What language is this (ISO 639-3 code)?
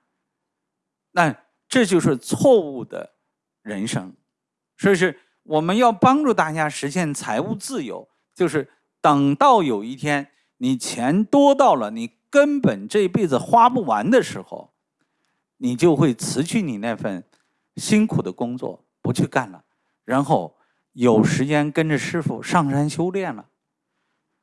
zho